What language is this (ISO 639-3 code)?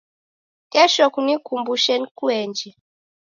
dav